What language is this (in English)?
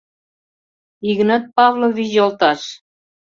Mari